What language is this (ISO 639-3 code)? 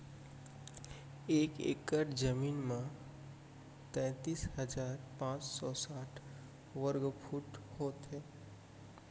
hne